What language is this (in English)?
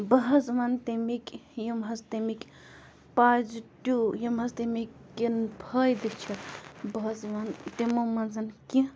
Kashmiri